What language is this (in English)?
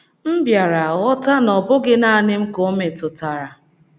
Igbo